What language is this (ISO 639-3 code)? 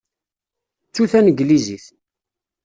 kab